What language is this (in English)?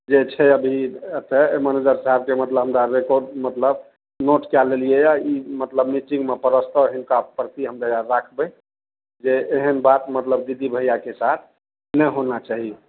Maithili